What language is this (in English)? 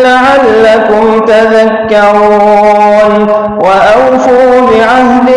Arabic